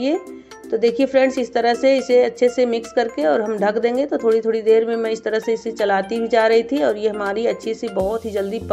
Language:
Hindi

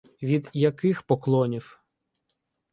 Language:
Ukrainian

